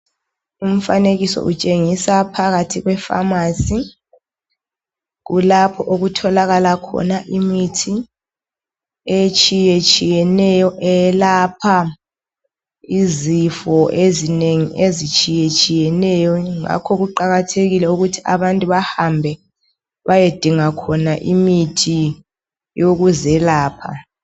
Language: North Ndebele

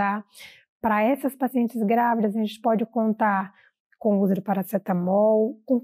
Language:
Portuguese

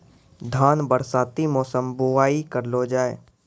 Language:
Maithili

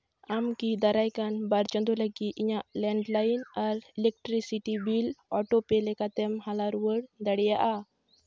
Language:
Santali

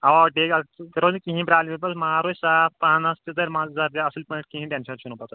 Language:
Kashmiri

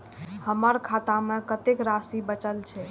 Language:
Maithili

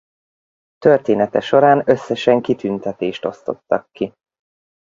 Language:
Hungarian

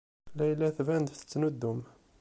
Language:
Kabyle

